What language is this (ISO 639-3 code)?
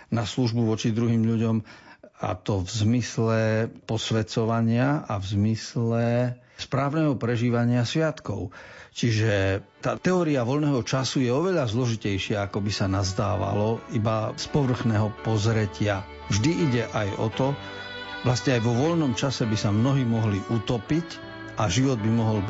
slk